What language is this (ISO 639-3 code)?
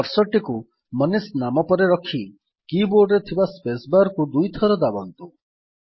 ori